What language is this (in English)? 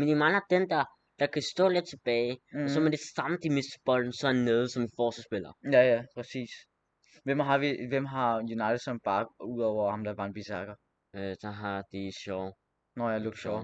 Danish